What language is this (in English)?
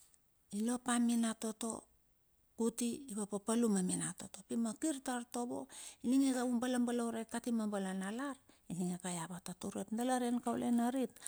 Bilur